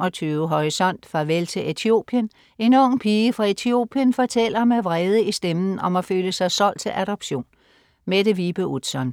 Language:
Danish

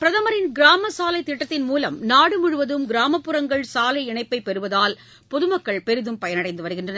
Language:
Tamil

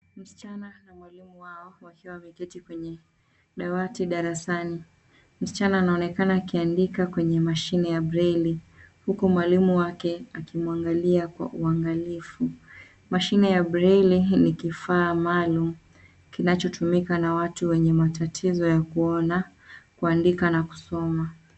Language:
Swahili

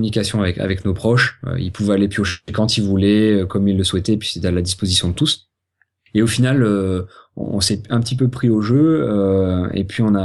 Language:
French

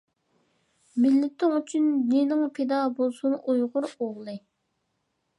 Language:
Uyghur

